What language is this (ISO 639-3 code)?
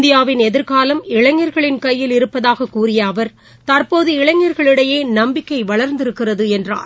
tam